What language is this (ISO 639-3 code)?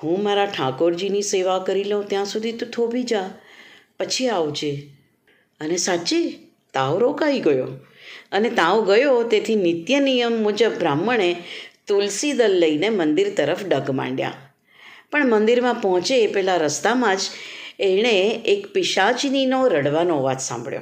guj